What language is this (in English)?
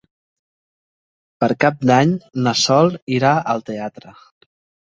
Catalan